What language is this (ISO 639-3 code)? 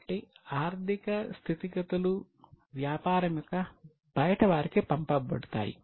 tel